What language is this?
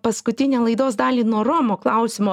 Lithuanian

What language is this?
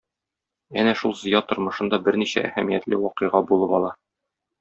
Tatar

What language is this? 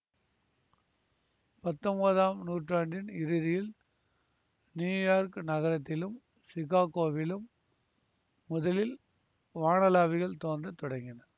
Tamil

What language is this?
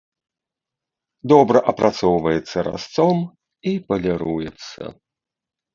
Belarusian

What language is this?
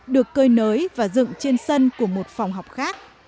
Vietnamese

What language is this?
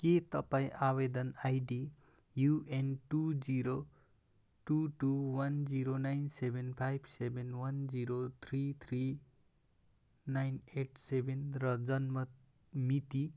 Nepali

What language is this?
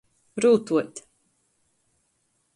Latgalian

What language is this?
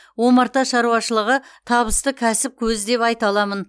Kazakh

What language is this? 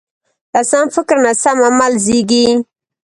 Pashto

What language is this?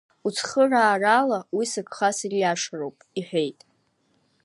Abkhazian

